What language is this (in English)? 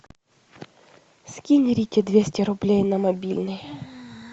Russian